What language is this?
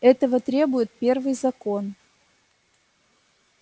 Russian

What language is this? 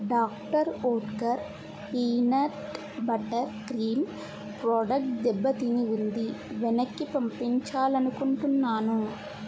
Telugu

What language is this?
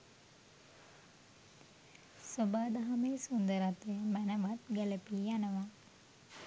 Sinhala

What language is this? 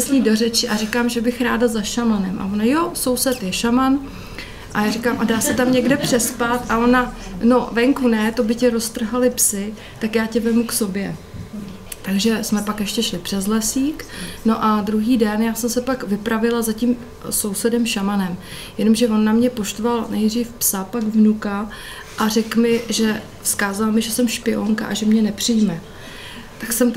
Czech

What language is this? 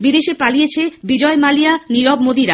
Bangla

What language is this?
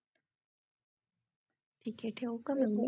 Marathi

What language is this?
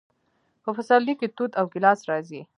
Pashto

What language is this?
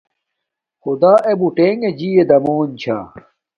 Domaaki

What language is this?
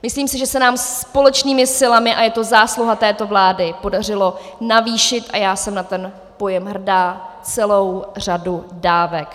Czech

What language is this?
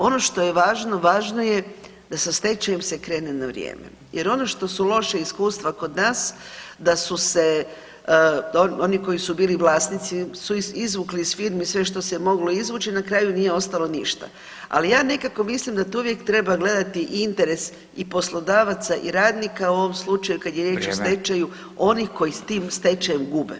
Croatian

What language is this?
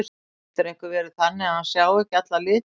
Icelandic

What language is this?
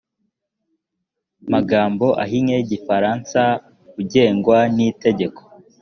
Kinyarwanda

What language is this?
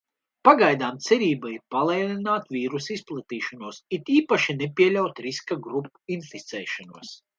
Latvian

